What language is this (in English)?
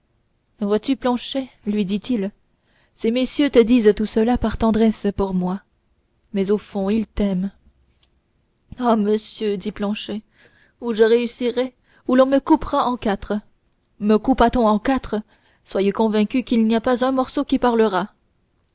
French